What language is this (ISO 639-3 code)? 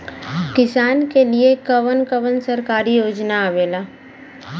bho